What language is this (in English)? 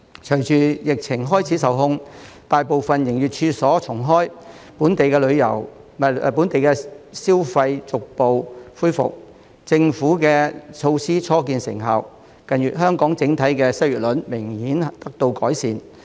Cantonese